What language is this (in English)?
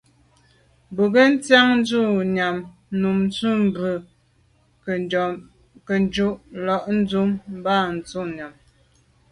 Medumba